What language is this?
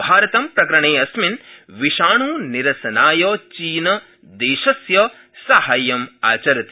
Sanskrit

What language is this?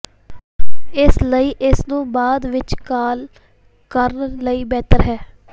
Punjabi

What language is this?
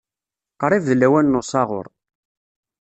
Kabyle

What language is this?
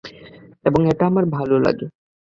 Bangla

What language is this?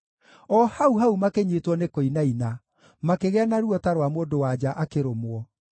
Kikuyu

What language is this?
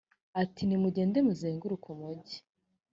Kinyarwanda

